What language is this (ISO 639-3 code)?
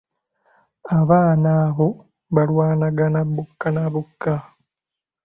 lug